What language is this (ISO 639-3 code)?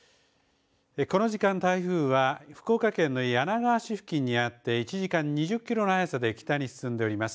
jpn